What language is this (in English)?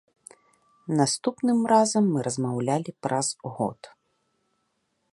Belarusian